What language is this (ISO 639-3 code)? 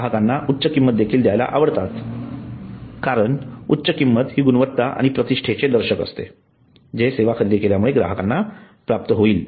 mar